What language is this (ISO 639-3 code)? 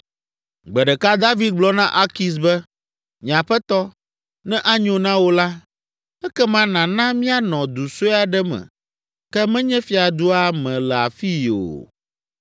ewe